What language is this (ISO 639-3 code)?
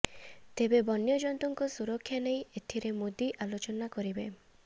ori